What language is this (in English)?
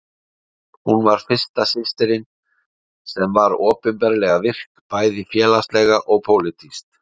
Icelandic